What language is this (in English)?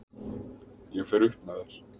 Icelandic